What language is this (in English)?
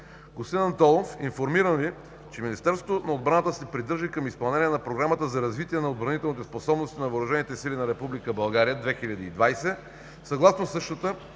Bulgarian